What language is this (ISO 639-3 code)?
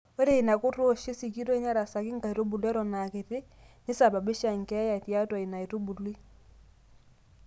mas